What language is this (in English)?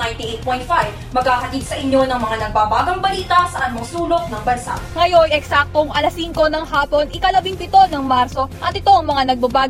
Filipino